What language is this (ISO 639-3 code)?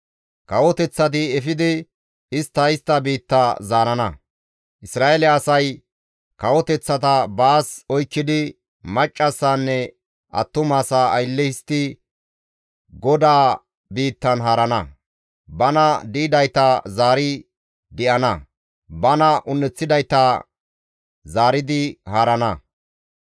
gmv